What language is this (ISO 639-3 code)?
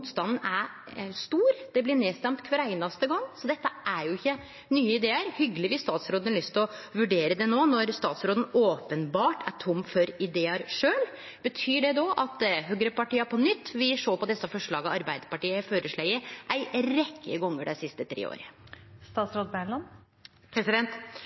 nno